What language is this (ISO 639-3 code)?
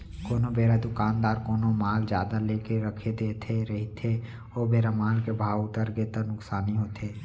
hne